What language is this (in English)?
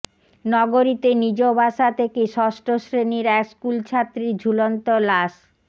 Bangla